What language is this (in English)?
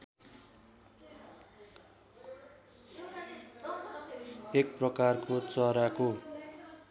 Nepali